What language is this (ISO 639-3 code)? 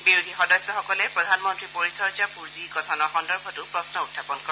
asm